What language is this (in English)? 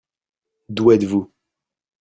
French